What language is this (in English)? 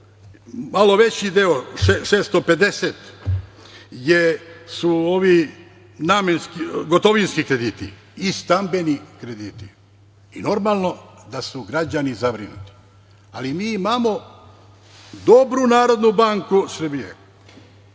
Serbian